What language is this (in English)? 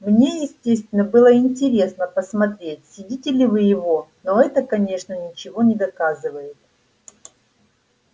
Russian